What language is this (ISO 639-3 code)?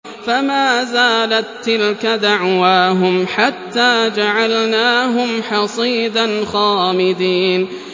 ara